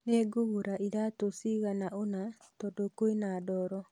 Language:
Kikuyu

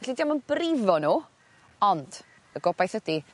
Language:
Welsh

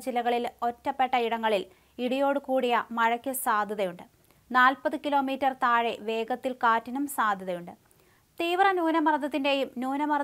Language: Malayalam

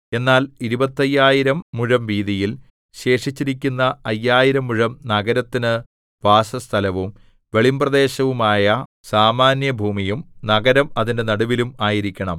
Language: Malayalam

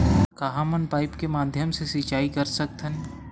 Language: Chhattisgarhi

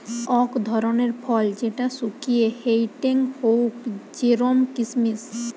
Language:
Bangla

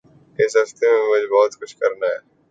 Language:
Urdu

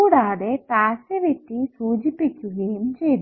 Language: Malayalam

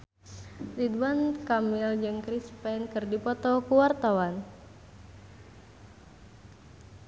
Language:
Sundanese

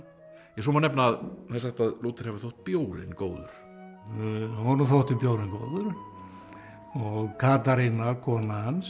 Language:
Icelandic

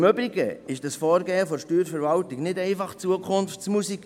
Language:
Swiss German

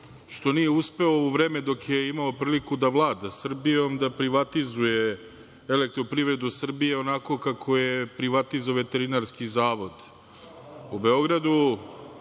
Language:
Serbian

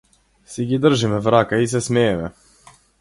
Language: Macedonian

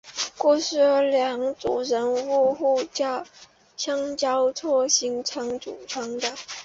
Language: Chinese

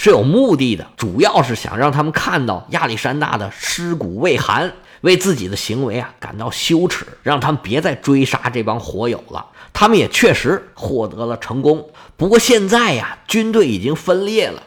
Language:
Chinese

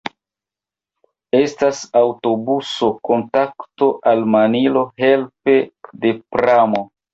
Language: Esperanto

